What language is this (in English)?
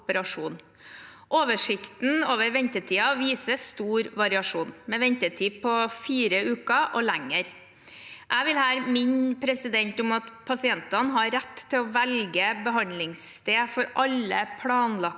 Norwegian